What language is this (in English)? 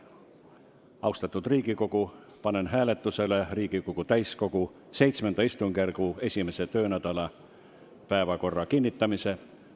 Estonian